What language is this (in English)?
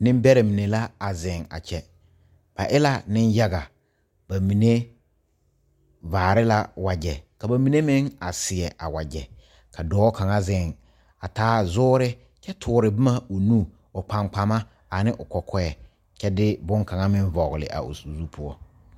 Southern Dagaare